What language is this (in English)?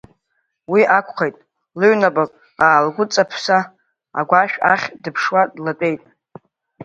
Abkhazian